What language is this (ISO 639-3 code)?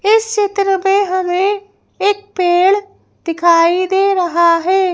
hin